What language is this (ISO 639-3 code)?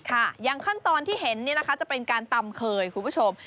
tha